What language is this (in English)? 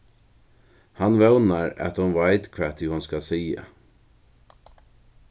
Faroese